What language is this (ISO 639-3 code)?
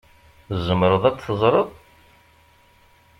kab